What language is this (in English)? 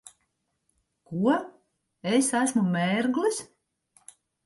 Latvian